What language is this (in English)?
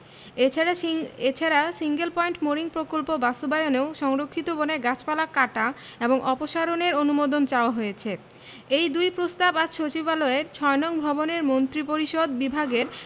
Bangla